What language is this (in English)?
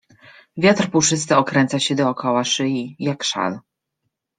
Polish